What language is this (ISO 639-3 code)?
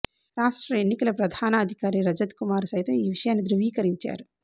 tel